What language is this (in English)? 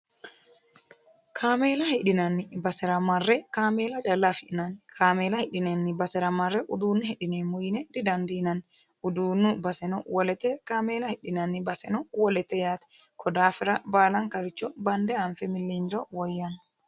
Sidamo